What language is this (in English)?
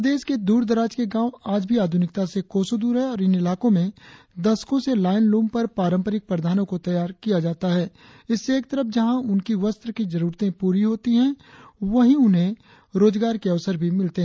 Hindi